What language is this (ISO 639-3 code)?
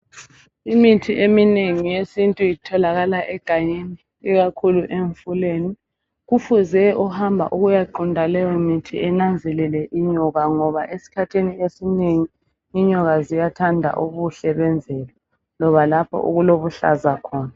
nde